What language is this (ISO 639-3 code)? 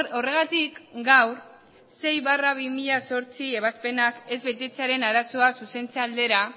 eus